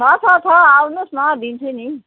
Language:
Nepali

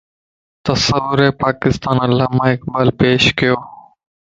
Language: Lasi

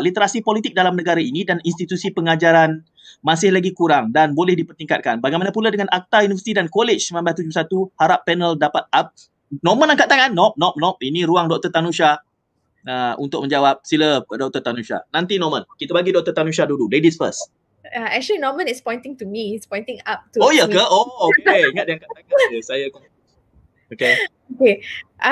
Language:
Malay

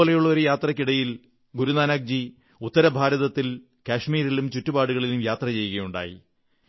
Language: Malayalam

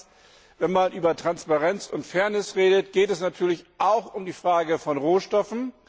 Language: German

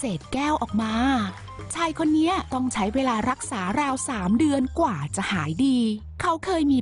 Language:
Thai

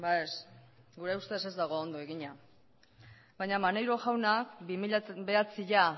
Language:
Basque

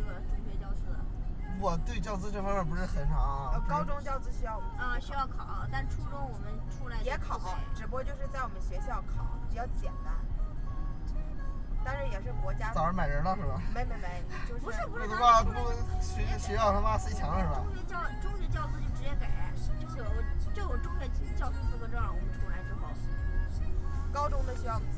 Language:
Chinese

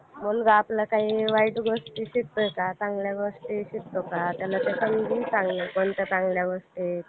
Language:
Marathi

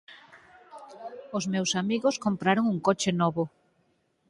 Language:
Galician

